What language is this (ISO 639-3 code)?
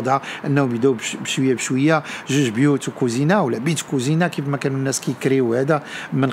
ara